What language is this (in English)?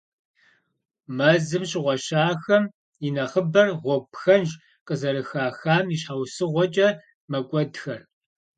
Kabardian